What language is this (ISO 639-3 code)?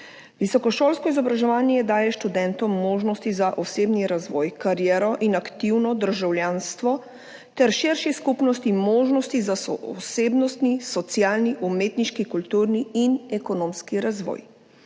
slv